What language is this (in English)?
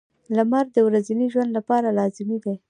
Pashto